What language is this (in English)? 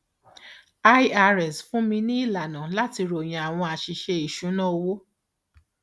Yoruba